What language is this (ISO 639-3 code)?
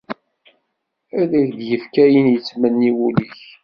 kab